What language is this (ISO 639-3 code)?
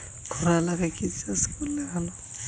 ben